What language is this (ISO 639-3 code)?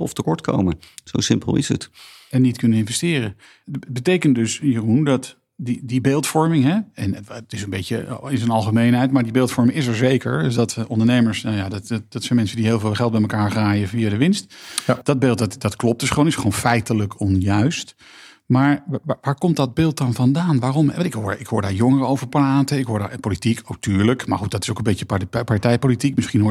nld